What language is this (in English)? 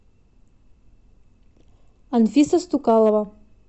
Russian